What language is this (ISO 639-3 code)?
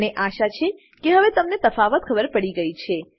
guj